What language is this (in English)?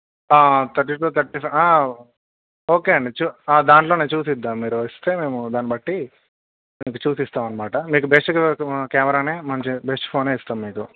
Telugu